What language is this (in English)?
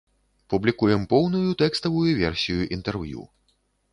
Belarusian